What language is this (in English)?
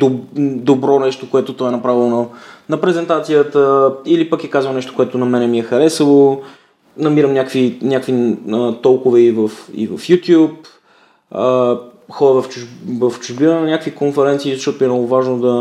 Bulgarian